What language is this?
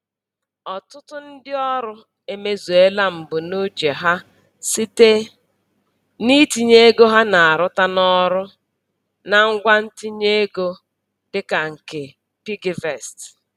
Igbo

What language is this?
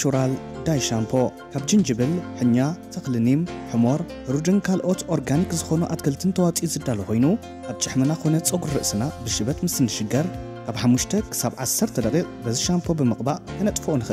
Arabic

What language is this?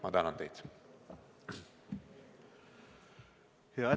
Estonian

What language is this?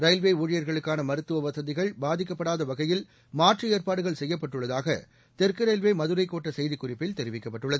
Tamil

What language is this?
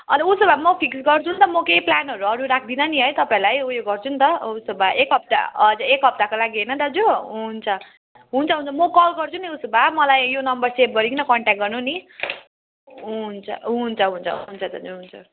Nepali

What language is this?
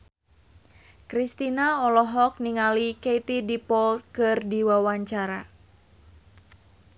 Sundanese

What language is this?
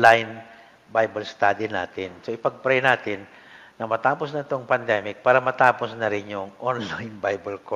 Filipino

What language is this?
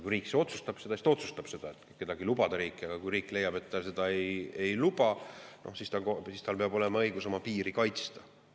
Estonian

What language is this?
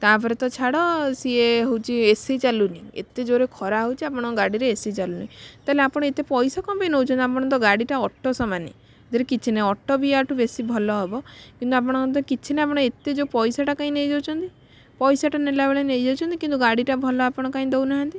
Odia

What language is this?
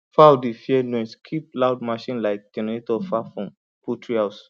Nigerian Pidgin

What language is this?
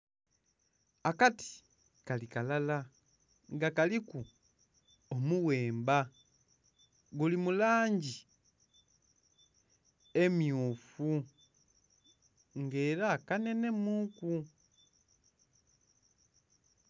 Soga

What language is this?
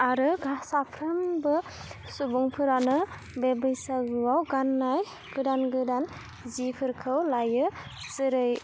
Bodo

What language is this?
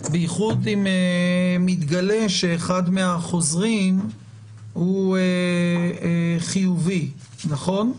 Hebrew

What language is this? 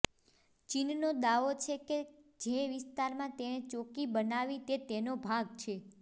Gujarati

